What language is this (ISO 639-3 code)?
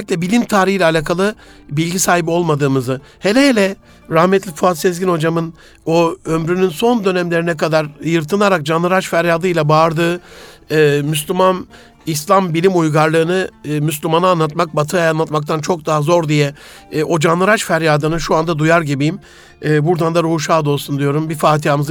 tur